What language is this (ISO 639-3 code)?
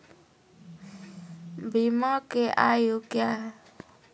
mai